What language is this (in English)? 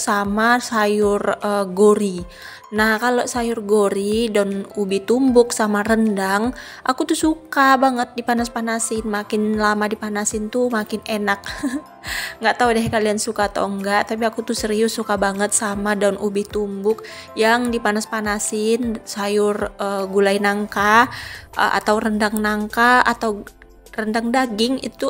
Indonesian